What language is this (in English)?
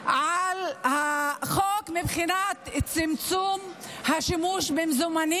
Hebrew